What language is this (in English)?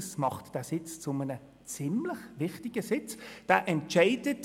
Swiss German